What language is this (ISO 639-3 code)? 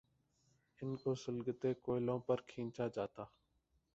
urd